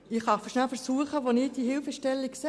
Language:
Swiss German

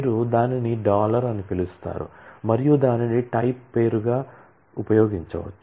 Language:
Telugu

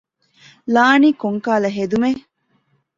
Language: Divehi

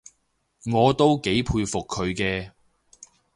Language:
Cantonese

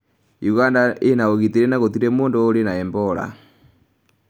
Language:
Kikuyu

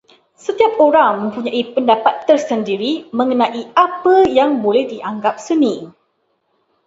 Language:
Malay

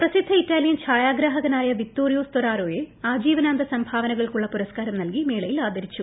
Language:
Malayalam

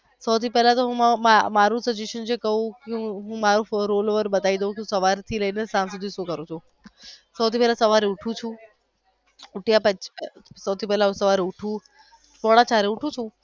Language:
Gujarati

